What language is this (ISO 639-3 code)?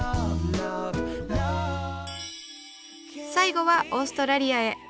jpn